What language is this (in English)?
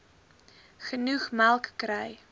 Afrikaans